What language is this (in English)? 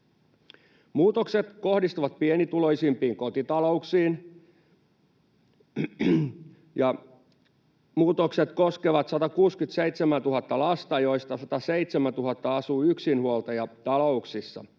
Finnish